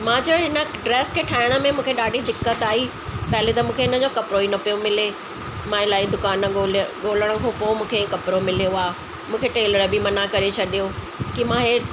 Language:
Sindhi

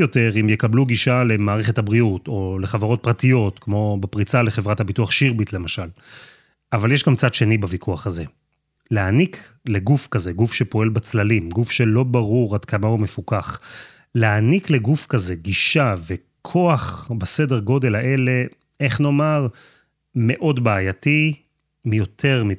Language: Hebrew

